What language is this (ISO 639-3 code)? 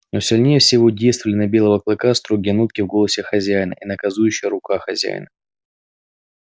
rus